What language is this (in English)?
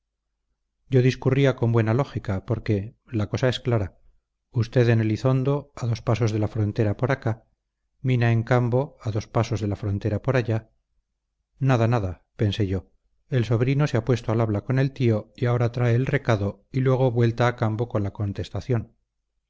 Spanish